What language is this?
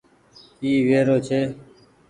Goaria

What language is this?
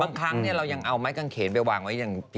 Thai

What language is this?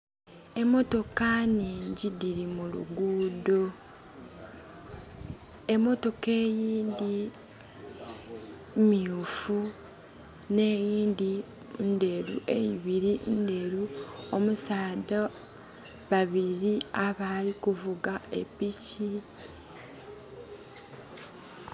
Soga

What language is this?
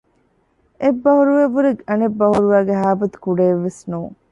Divehi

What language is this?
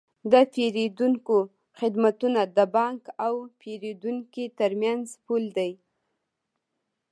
Pashto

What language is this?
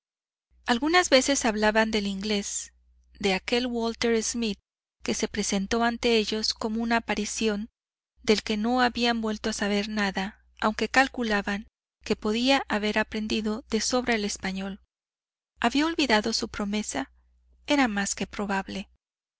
Spanish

